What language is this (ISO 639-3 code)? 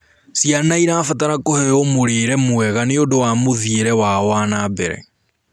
kik